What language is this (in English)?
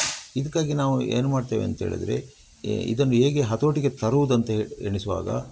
Kannada